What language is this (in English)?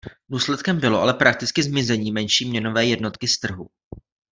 Czech